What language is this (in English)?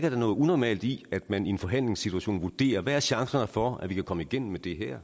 Danish